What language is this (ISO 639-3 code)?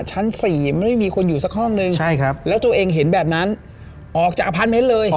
tha